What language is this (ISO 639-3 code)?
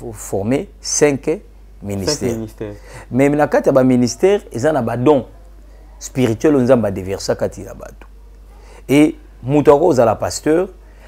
fra